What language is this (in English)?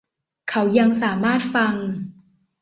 Thai